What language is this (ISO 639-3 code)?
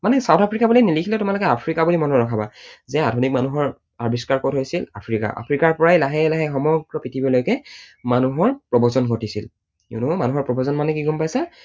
asm